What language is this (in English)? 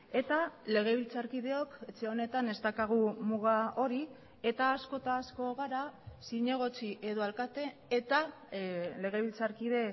Basque